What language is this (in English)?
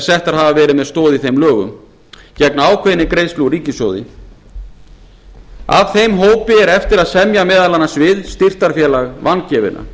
Icelandic